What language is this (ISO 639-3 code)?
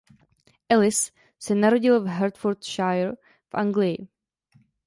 ces